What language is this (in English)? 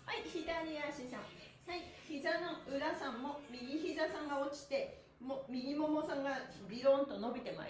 Japanese